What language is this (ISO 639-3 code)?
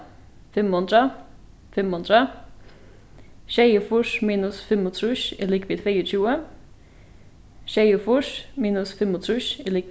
fao